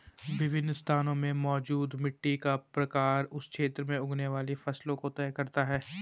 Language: Hindi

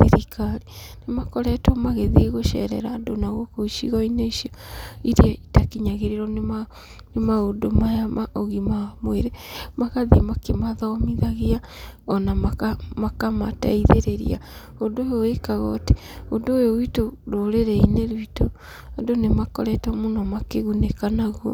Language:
Kikuyu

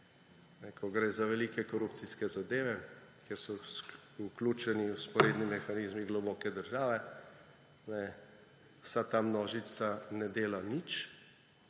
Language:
Slovenian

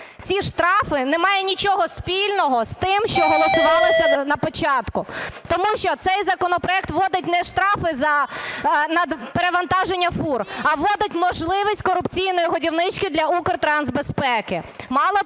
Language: Ukrainian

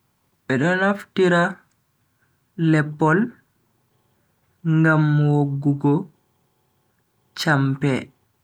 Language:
Bagirmi Fulfulde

